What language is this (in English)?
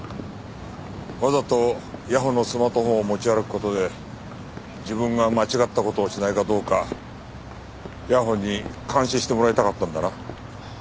Japanese